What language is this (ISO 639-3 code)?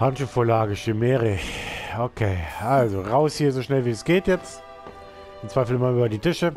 deu